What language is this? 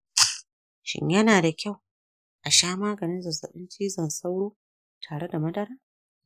Hausa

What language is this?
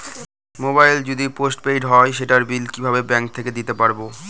Bangla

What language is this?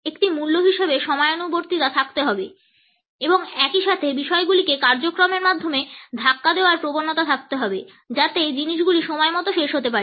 Bangla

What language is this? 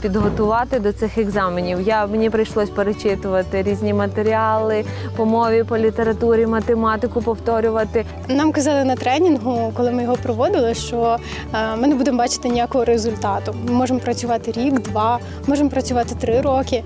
Ukrainian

